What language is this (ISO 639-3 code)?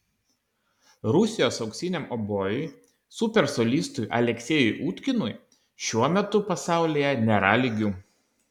lit